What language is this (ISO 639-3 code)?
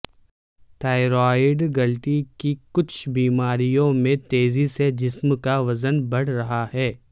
urd